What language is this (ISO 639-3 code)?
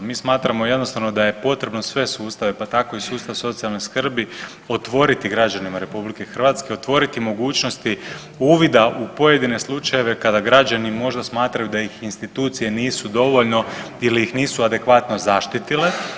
hrv